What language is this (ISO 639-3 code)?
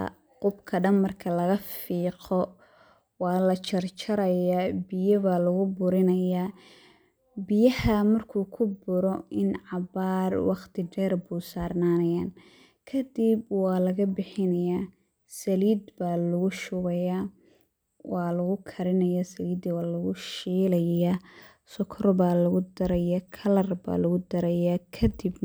som